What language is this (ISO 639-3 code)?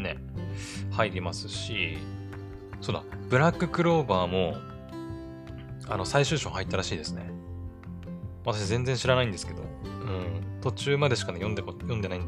jpn